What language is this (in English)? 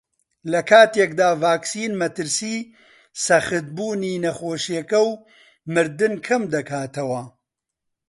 Central Kurdish